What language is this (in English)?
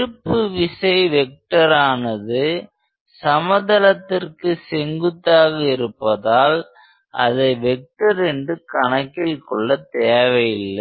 Tamil